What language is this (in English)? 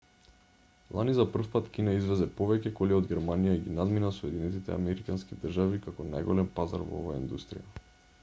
Macedonian